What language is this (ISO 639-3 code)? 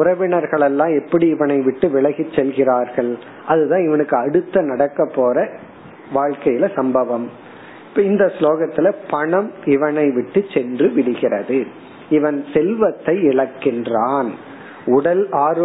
tam